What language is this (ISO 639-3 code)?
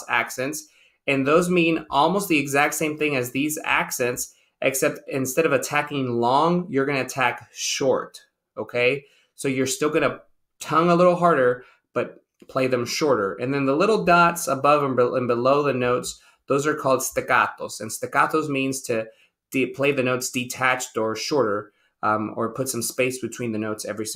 eng